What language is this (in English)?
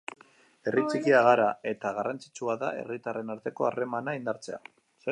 Basque